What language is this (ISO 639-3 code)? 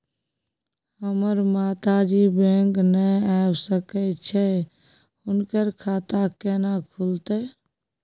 mai